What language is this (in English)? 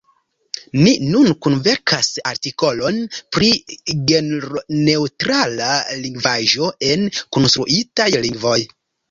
Esperanto